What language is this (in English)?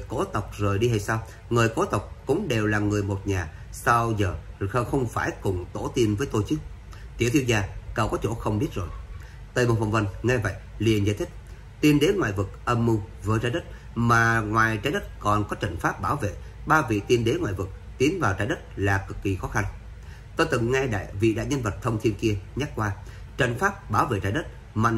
Vietnamese